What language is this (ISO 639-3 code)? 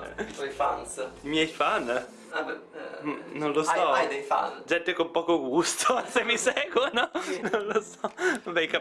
ita